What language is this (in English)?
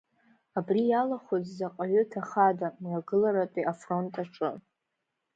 Abkhazian